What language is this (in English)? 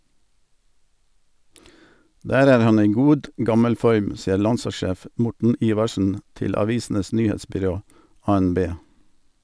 Norwegian